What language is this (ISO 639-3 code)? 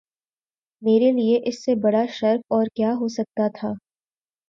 urd